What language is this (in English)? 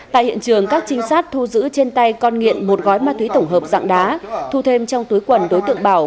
Vietnamese